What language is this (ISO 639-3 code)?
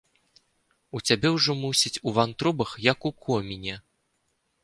bel